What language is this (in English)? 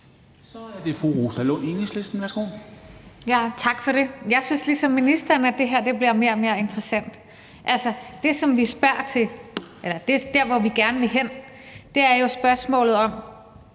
Danish